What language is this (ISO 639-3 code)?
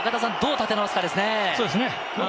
jpn